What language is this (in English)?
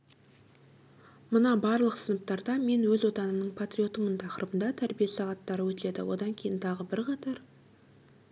Kazakh